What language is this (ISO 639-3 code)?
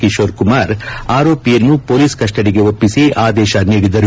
kan